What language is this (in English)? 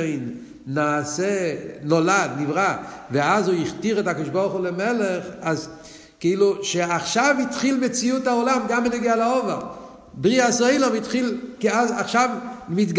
Hebrew